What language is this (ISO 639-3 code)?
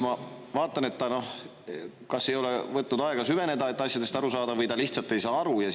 est